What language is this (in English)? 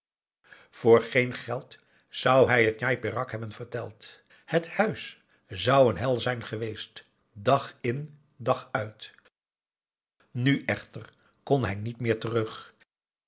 Dutch